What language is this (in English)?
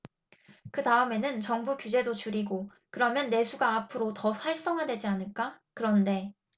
Korean